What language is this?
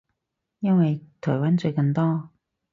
Cantonese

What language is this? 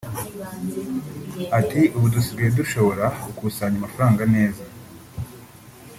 Kinyarwanda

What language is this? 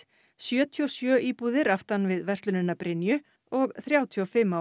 Icelandic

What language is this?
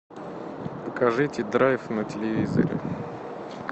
Russian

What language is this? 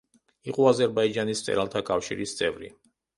Georgian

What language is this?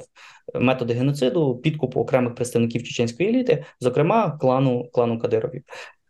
Ukrainian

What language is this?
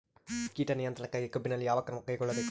Kannada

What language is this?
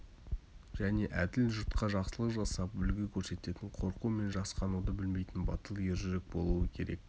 Kazakh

